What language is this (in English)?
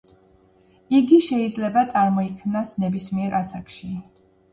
Georgian